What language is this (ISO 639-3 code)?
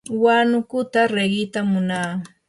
qur